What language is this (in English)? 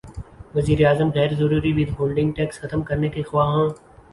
Urdu